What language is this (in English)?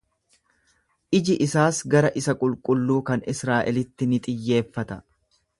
Oromo